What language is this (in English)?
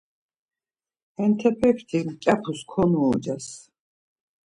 Laz